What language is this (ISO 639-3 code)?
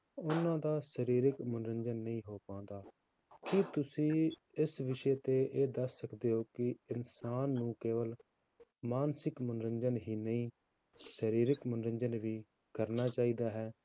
pan